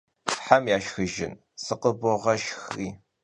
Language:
Kabardian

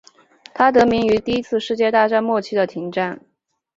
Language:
Chinese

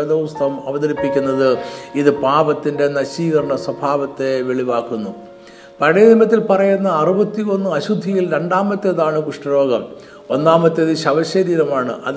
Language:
Malayalam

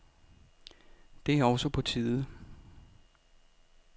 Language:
Danish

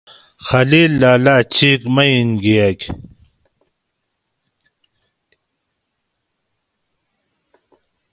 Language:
Gawri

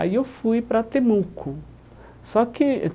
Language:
Portuguese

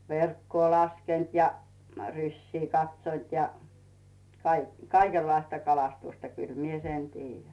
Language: Finnish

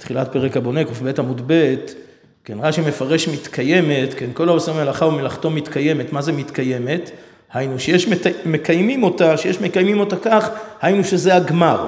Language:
Hebrew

